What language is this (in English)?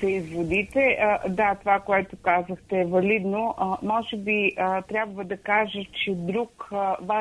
Bulgarian